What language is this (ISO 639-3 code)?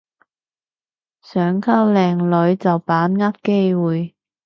yue